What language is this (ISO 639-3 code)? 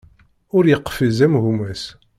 kab